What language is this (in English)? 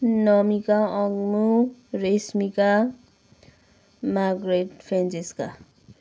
Nepali